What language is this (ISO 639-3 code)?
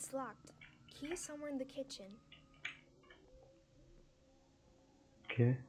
fra